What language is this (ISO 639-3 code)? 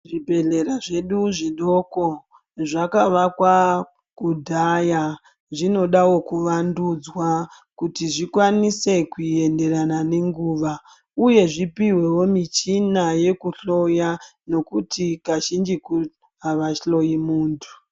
ndc